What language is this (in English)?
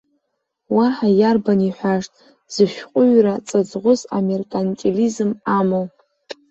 Abkhazian